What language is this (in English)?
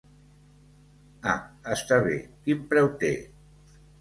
Catalan